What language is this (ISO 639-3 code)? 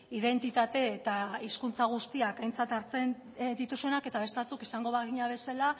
eus